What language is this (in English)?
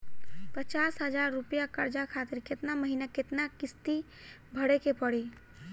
Bhojpuri